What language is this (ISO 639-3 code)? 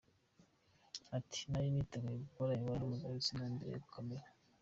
kin